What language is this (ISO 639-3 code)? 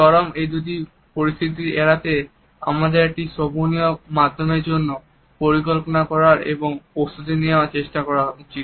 ben